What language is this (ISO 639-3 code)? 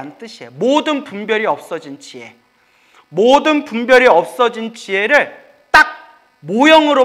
kor